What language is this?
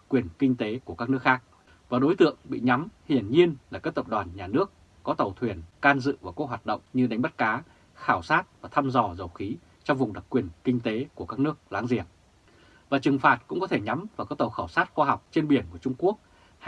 Vietnamese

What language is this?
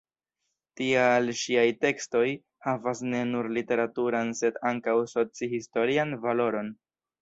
Esperanto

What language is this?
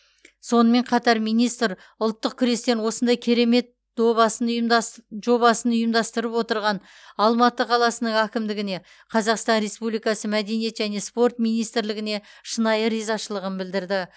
Kazakh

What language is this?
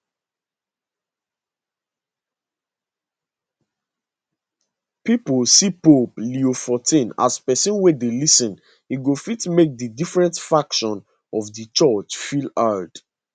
Nigerian Pidgin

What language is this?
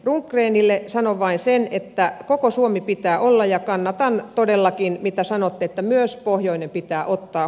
Finnish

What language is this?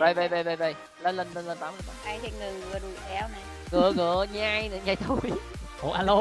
Vietnamese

